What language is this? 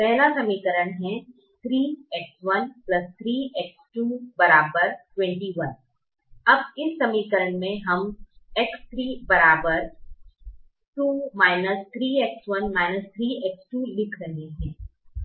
Hindi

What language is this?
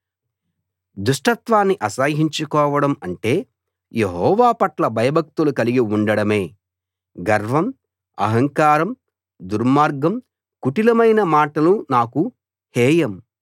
Telugu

